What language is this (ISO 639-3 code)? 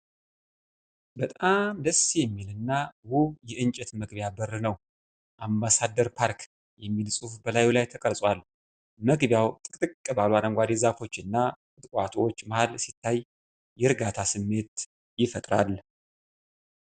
amh